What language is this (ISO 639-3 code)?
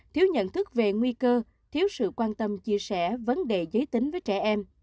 vie